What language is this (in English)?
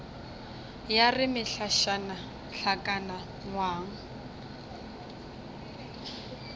Northern Sotho